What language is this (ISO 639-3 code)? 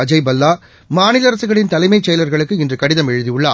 tam